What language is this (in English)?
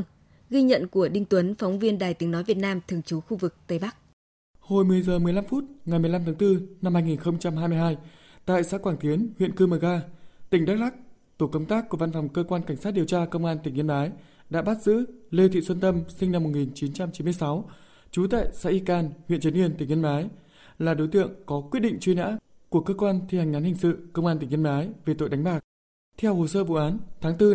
Vietnamese